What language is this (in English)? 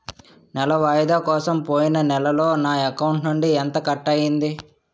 Telugu